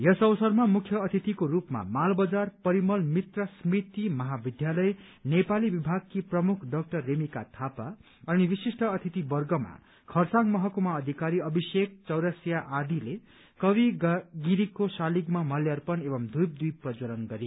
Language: Nepali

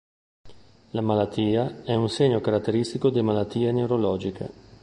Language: Italian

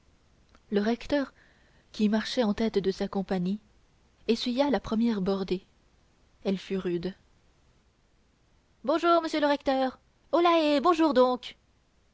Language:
French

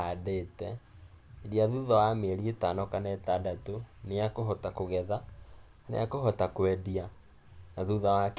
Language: Kikuyu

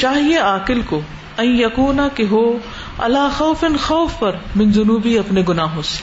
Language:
Urdu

